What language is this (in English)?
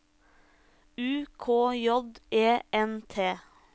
Norwegian